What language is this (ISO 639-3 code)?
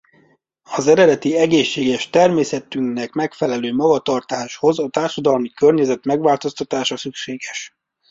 hun